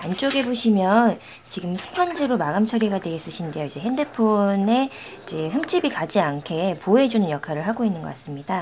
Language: Korean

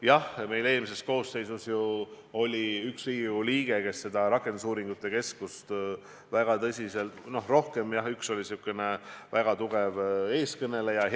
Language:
Estonian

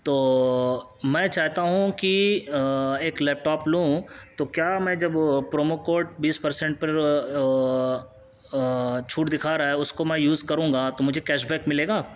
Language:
Urdu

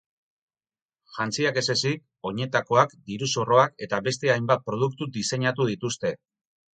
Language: Basque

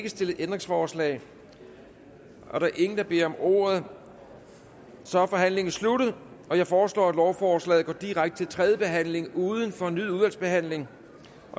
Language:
Danish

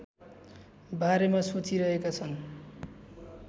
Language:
Nepali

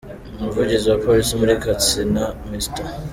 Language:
Kinyarwanda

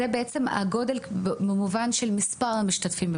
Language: Hebrew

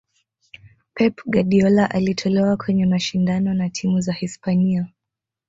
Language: Swahili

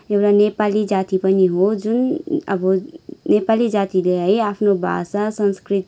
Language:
Nepali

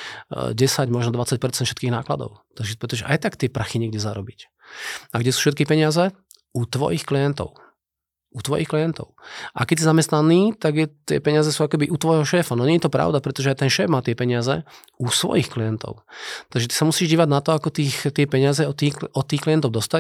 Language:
Slovak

